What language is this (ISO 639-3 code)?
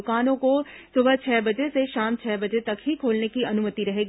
hin